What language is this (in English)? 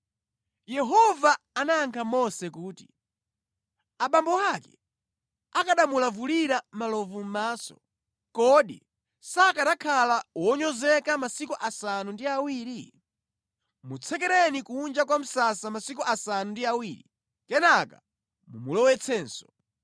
Nyanja